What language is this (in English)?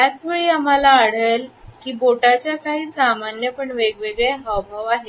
Marathi